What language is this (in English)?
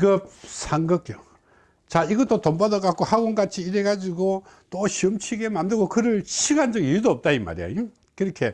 Korean